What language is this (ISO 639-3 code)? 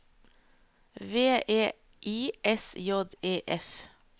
nor